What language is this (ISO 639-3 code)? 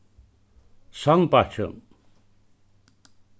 fao